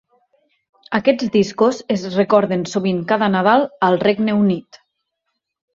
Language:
Catalan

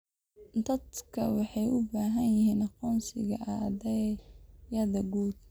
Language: Somali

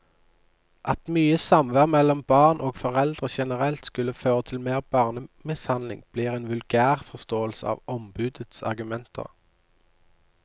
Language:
Norwegian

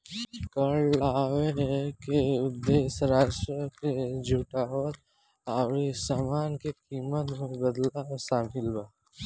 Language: Bhojpuri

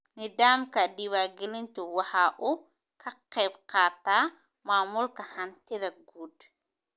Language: Somali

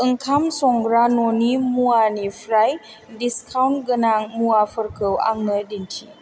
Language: Bodo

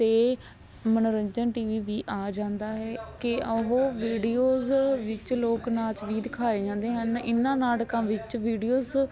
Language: Punjabi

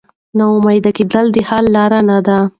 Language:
Pashto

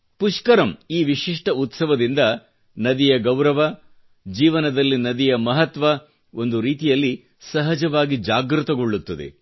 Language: Kannada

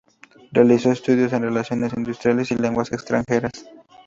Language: Spanish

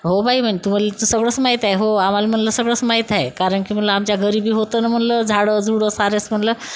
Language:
Marathi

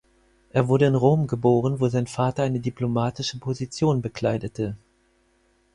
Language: German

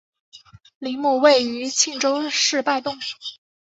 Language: Chinese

